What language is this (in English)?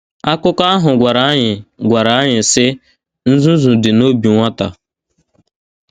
Igbo